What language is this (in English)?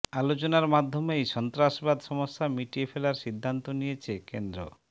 Bangla